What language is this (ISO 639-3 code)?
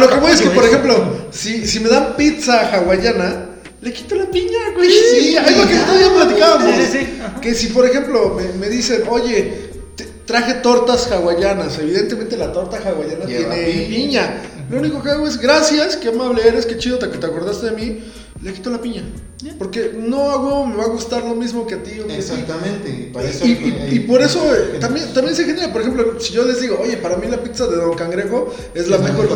spa